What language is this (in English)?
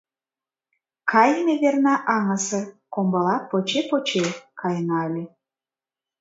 Mari